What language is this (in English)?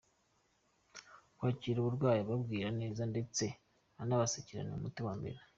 Kinyarwanda